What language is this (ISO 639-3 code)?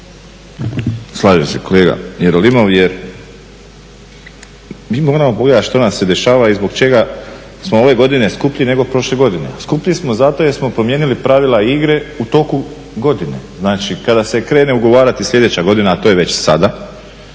hrv